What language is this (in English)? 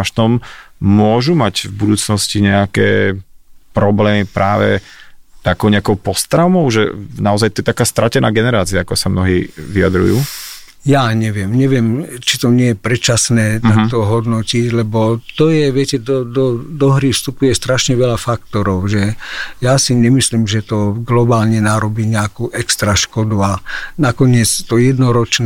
Slovak